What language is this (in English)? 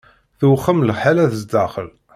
Kabyle